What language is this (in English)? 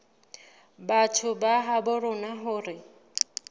Southern Sotho